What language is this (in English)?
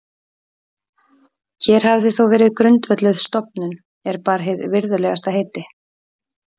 Icelandic